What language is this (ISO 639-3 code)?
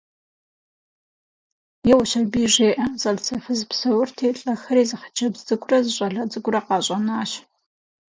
kbd